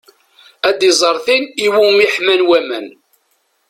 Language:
Kabyle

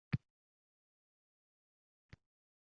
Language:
Uzbek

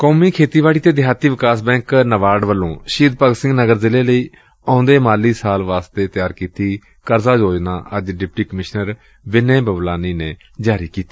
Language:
Punjabi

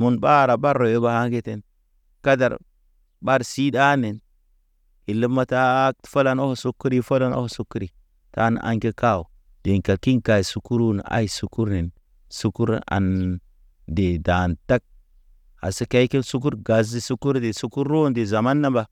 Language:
Naba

